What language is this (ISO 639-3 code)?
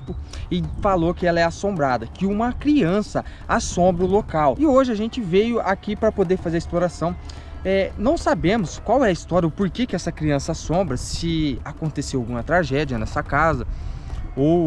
por